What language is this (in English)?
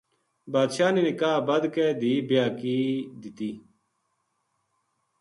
Gujari